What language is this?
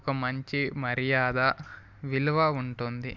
Telugu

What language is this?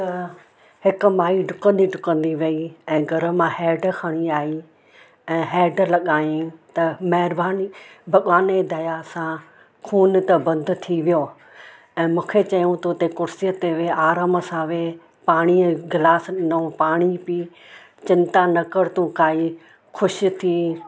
Sindhi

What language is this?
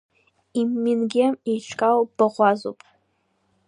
Abkhazian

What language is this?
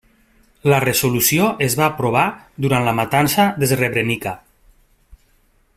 Catalan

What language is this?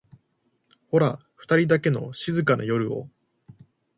Japanese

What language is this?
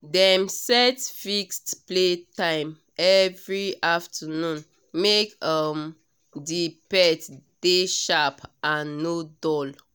Nigerian Pidgin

